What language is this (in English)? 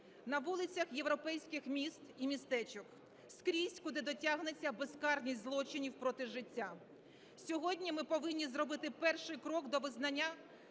Ukrainian